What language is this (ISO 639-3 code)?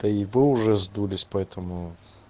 rus